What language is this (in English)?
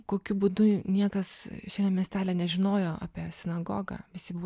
Lithuanian